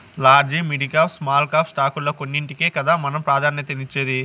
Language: Telugu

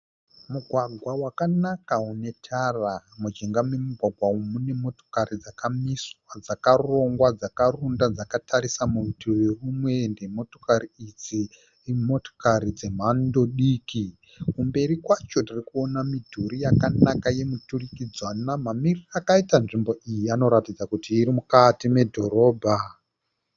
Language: Shona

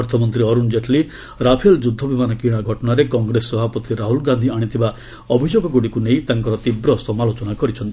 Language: Odia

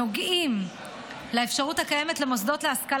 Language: Hebrew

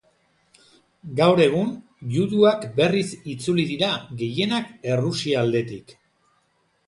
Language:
Basque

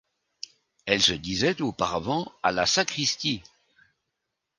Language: French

